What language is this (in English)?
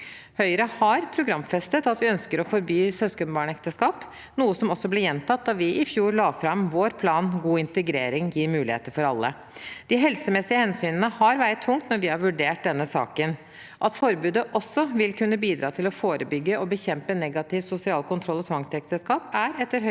Norwegian